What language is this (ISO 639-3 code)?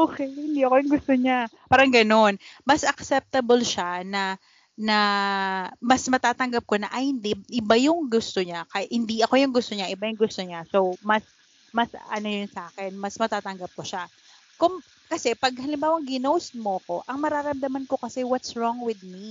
fil